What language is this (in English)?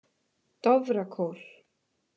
Icelandic